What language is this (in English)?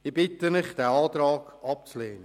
Swiss German